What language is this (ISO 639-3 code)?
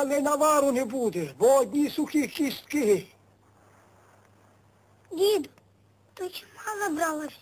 ell